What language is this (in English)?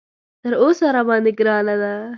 Pashto